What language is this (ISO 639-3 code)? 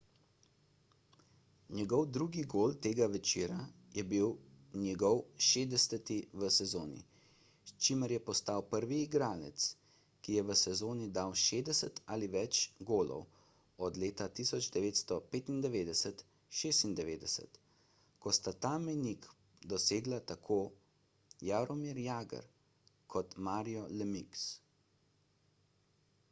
slv